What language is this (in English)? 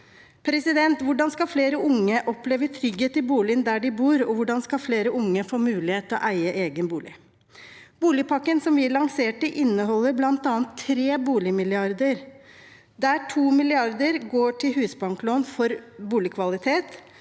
Norwegian